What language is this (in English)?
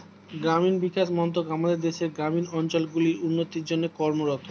Bangla